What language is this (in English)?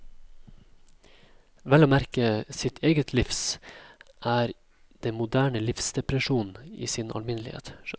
Norwegian